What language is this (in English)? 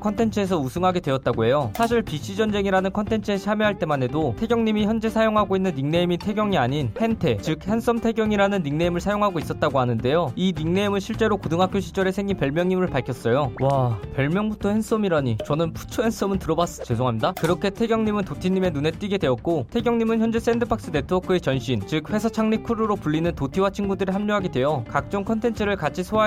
Korean